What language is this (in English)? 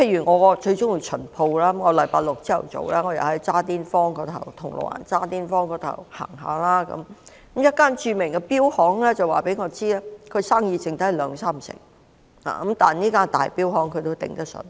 Cantonese